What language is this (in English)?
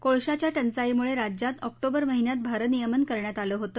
Marathi